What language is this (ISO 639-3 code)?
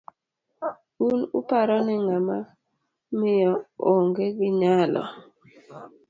luo